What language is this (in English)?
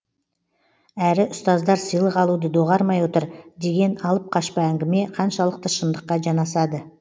Kazakh